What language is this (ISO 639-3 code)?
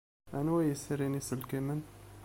kab